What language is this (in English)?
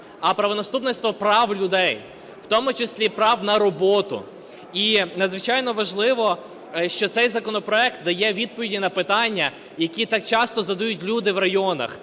Ukrainian